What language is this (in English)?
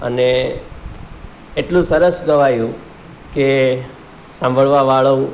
Gujarati